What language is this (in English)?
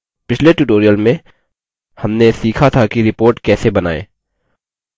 Hindi